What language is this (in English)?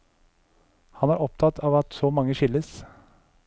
Norwegian